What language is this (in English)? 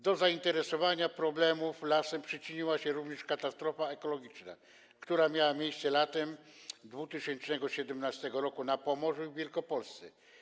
Polish